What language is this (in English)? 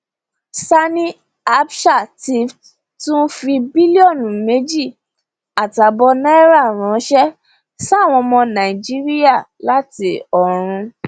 Yoruba